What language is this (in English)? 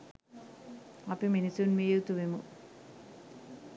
Sinhala